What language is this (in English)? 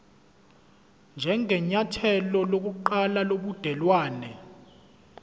Zulu